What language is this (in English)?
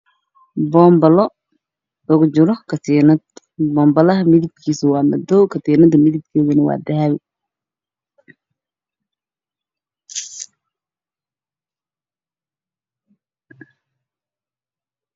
Somali